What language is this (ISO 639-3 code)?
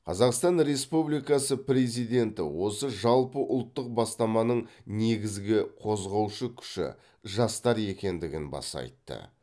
kaz